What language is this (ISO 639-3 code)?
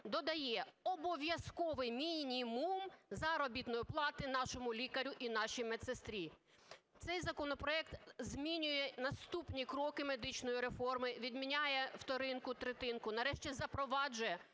ukr